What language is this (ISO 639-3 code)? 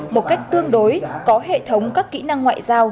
vie